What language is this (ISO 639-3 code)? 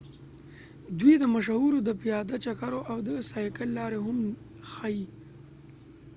pus